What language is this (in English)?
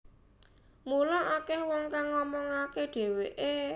Javanese